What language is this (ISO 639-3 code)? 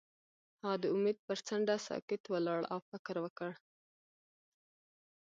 pus